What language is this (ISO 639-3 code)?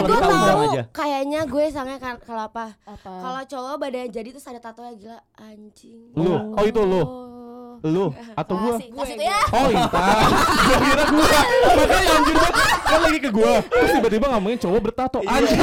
ind